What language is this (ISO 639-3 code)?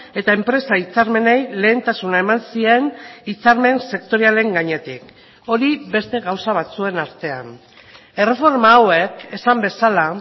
eus